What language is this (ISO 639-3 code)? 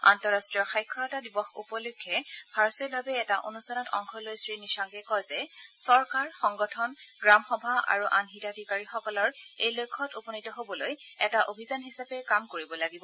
asm